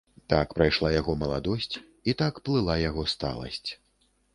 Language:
Belarusian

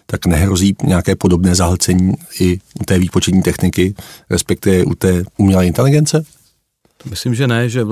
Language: Czech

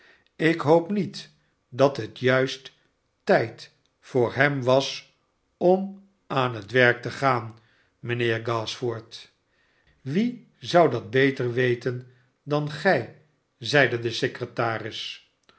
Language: Dutch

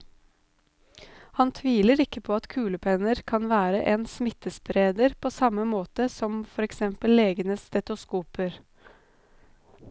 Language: Norwegian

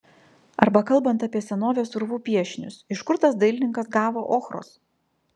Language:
Lithuanian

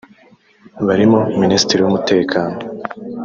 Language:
Kinyarwanda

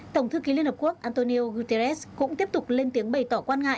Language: Vietnamese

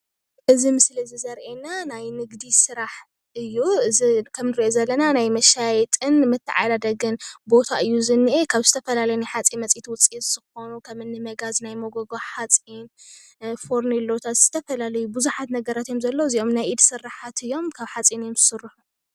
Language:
Tigrinya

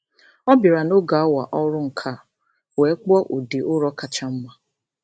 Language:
Igbo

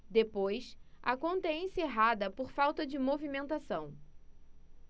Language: Portuguese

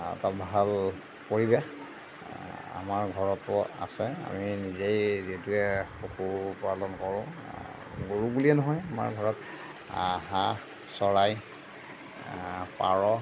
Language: Assamese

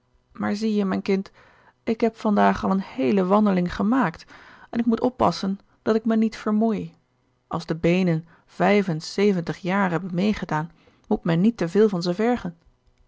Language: Dutch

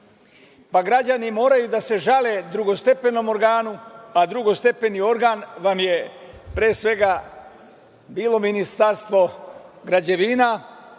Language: Serbian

